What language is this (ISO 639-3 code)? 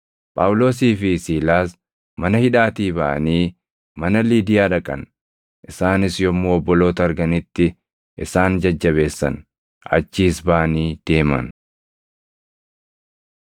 orm